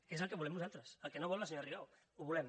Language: Catalan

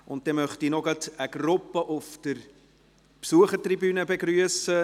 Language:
Swiss German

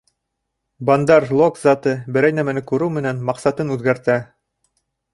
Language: Bashkir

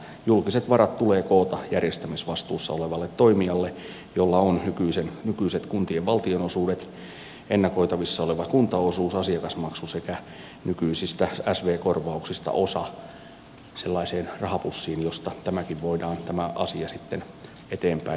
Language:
Finnish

